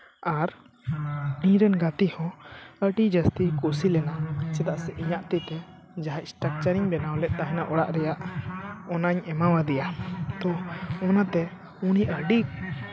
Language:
Santali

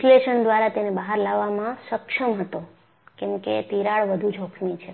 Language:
Gujarati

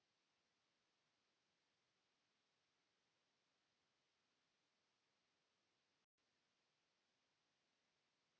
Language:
Finnish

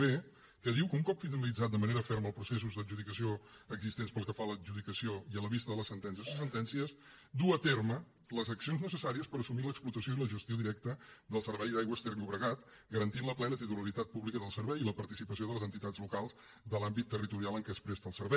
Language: Catalan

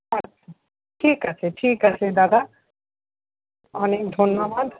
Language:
Bangla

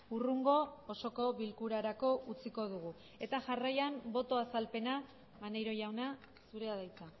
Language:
Basque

